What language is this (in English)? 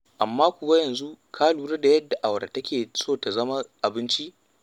Hausa